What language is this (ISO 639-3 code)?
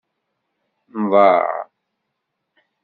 kab